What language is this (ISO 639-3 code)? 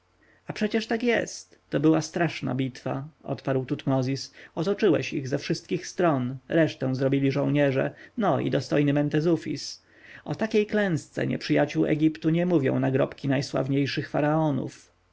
pol